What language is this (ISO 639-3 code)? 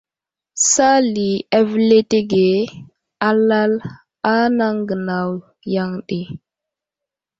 udl